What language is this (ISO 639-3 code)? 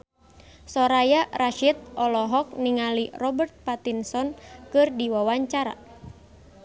sun